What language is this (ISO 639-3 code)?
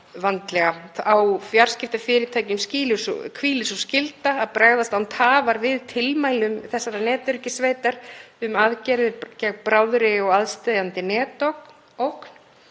isl